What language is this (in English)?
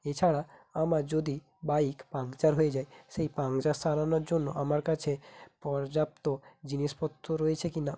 Bangla